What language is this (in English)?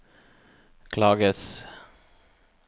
Norwegian